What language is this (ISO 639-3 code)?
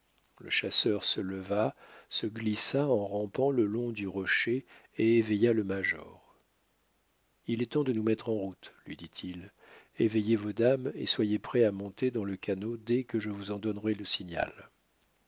fra